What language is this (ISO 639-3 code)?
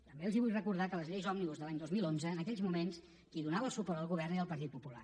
cat